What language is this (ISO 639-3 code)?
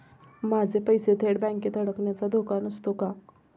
mar